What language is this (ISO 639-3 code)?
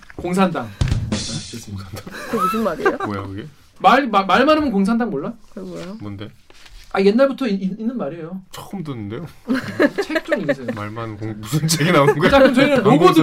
kor